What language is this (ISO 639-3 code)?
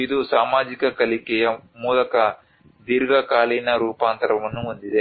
kan